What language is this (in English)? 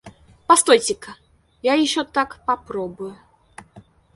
Russian